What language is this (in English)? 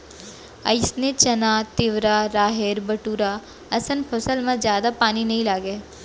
Chhattisgarhi